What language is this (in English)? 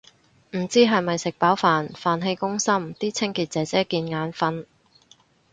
Cantonese